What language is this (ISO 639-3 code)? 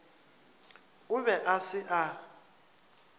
nso